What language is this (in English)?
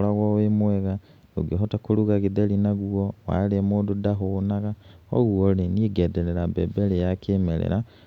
Kikuyu